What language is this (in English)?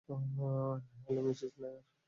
Bangla